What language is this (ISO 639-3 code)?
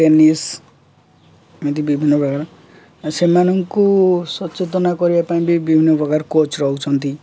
ori